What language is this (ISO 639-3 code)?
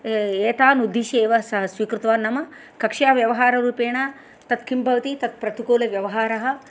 san